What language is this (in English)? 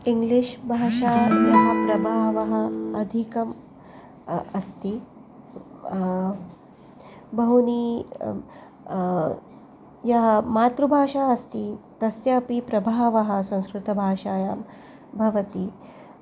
Sanskrit